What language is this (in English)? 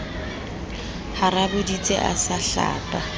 Southern Sotho